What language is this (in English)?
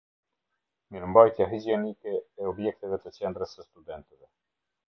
Albanian